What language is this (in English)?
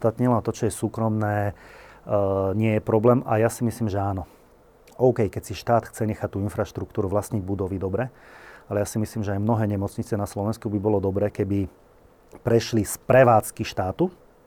Slovak